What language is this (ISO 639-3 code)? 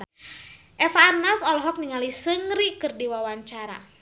sun